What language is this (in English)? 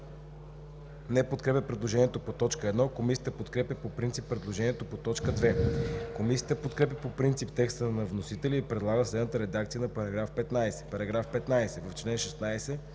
Bulgarian